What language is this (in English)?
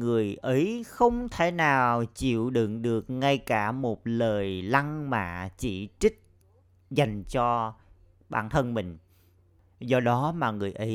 Vietnamese